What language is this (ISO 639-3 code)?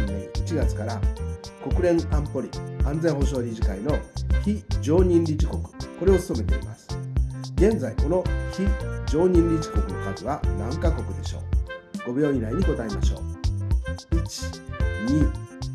jpn